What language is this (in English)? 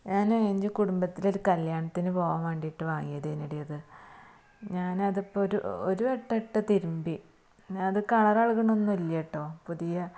Malayalam